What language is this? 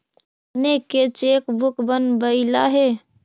Magahi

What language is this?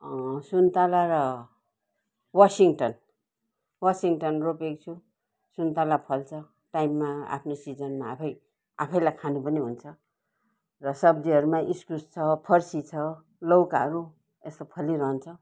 Nepali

